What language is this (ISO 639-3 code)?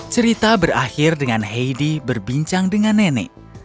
ind